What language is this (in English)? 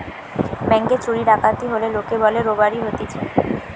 Bangla